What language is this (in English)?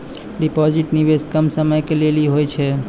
Maithili